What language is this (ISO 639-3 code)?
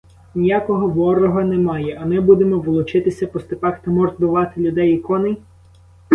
ukr